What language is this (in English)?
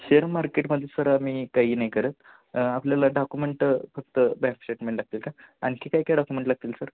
Marathi